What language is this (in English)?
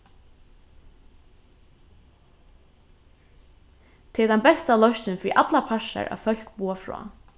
Faroese